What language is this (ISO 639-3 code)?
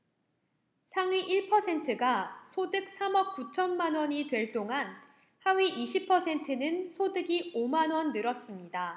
kor